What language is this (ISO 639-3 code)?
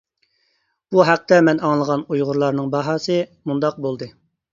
uig